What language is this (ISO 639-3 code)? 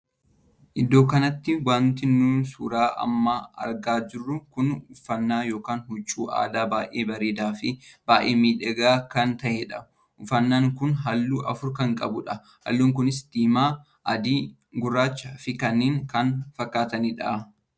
orm